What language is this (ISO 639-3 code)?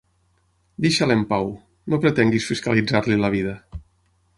cat